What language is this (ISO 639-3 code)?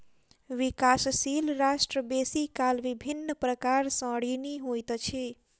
mai